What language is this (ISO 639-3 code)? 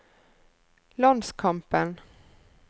nor